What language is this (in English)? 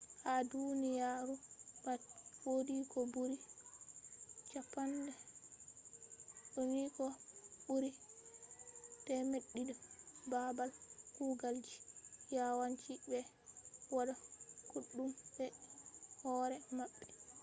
Fula